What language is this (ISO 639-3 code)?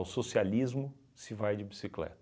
por